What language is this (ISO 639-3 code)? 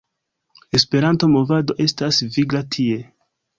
epo